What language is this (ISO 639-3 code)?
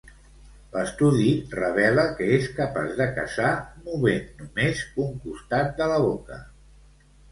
cat